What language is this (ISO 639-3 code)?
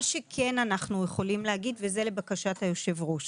heb